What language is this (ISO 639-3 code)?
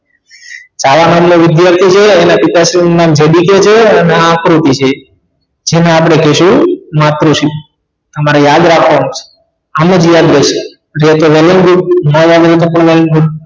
guj